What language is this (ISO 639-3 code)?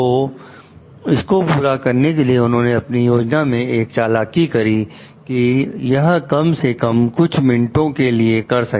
hin